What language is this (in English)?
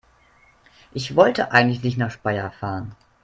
German